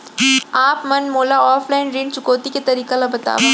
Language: Chhattisgarhi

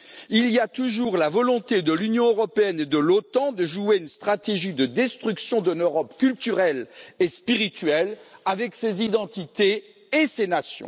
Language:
French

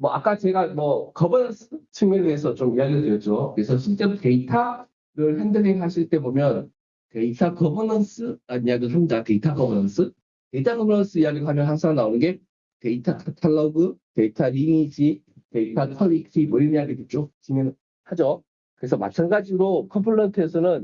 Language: Korean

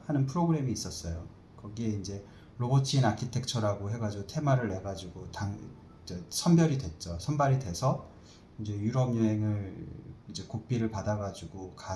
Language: Korean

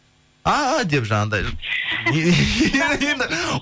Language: Kazakh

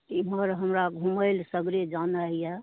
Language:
Maithili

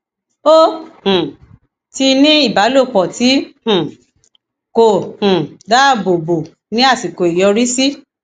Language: Yoruba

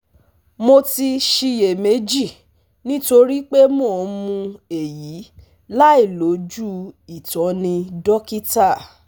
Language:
Yoruba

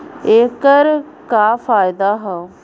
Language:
Bhojpuri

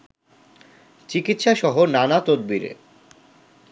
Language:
Bangla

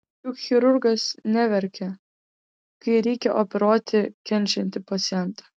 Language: Lithuanian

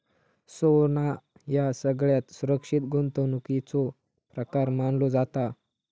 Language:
Marathi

